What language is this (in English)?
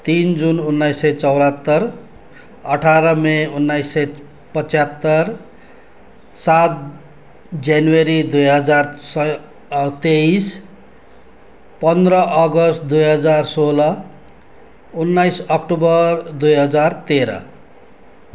Nepali